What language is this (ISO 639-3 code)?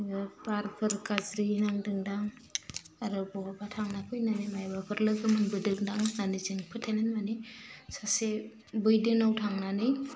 brx